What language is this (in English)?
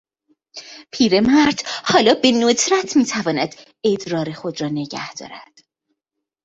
Persian